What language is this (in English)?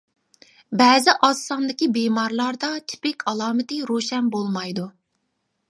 Uyghur